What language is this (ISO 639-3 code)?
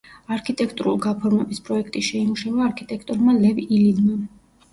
kat